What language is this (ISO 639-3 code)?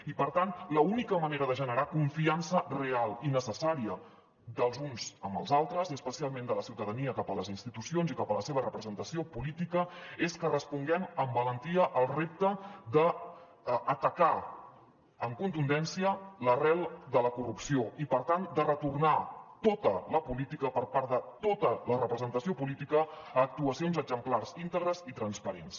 cat